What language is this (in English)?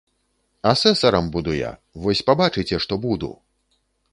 Belarusian